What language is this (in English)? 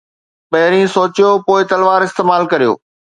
Sindhi